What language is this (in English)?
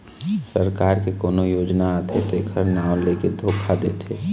Chhattisgarhi